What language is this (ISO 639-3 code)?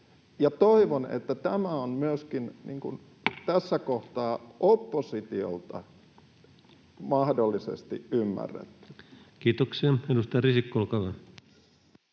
fin